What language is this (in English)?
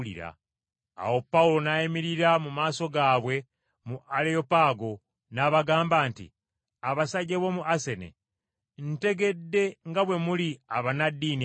Ganda